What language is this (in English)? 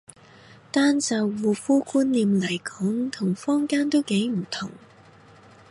Cantonese